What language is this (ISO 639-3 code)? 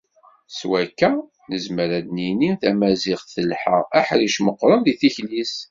kab